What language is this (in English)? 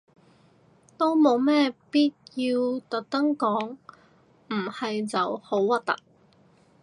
Cantonese